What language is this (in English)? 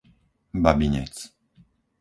Slovak